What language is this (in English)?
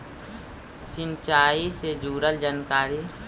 Magahi